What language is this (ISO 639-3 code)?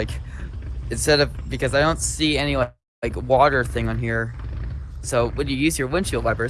eng